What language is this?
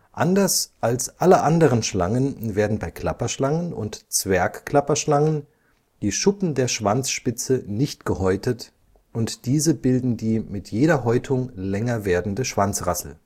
German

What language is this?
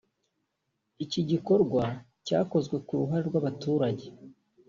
Kinyarwanda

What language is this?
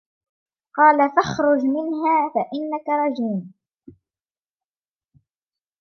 Arabic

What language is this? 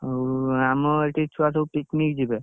Odia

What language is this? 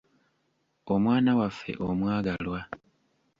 Ganda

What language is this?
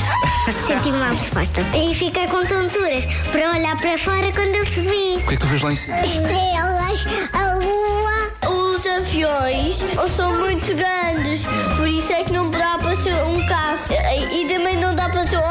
Portuguese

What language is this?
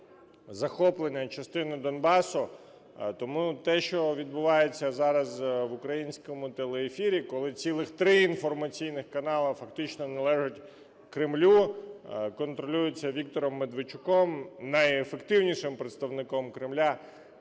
Ukrainian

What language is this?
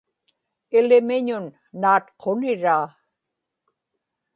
Inupiaq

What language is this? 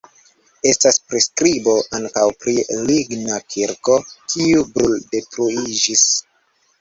Esperanto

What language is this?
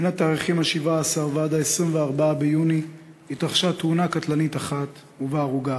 Hebrew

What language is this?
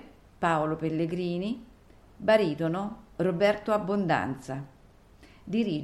Italian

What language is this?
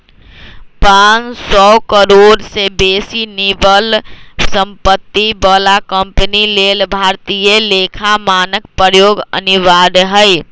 Magahi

